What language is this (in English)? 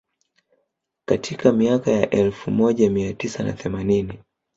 Swahili